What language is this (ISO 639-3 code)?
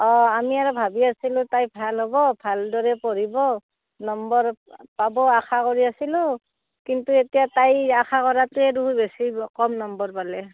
asm